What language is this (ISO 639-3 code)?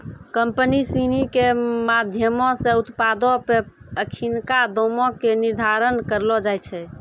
mai